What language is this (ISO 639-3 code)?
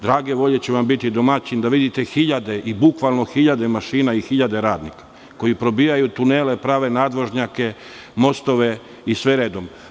srp